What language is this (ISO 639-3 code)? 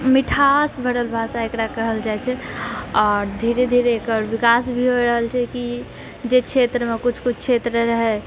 mai